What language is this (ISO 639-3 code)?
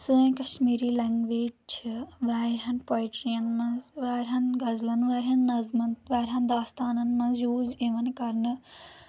kas